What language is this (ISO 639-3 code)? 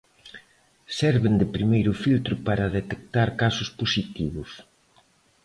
glg